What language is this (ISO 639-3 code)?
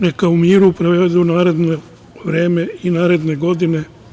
srp